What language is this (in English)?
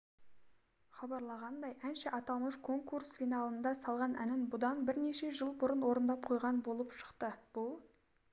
Kazakh